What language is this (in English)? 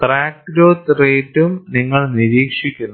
Malayalam